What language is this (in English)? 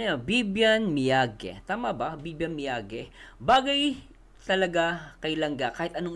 Filipino